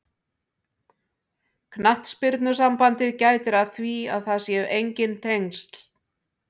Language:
Icelandic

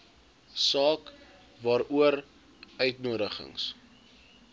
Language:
Afrikaans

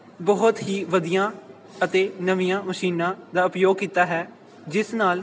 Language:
Punjabi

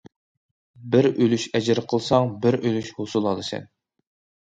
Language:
Uyghur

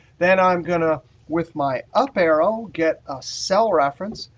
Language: English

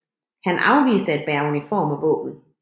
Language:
Danish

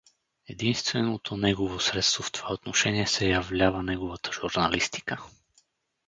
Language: Bulgarian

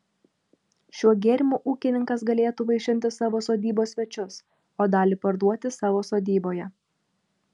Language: Lithuanian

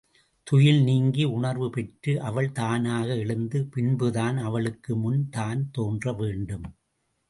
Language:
Tamil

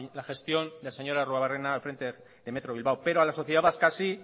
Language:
Spanish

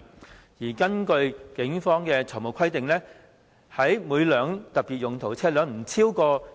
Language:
Cantonese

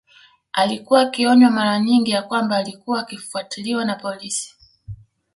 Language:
Swahili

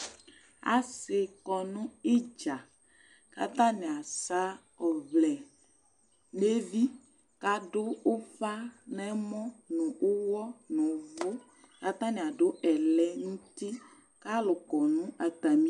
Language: Ikposo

